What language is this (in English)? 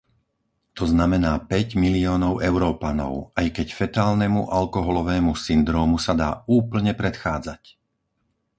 Slovak